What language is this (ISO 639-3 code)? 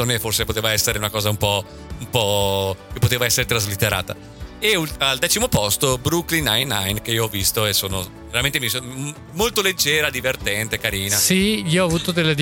ita